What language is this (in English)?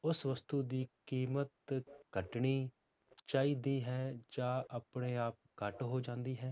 Punjabi